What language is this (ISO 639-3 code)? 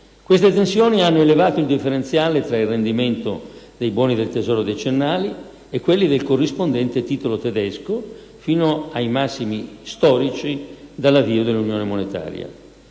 ita